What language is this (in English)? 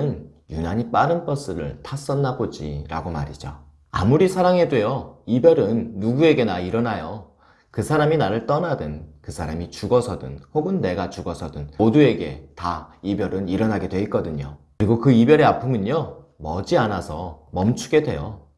Korean